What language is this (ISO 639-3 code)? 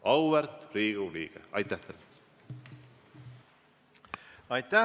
est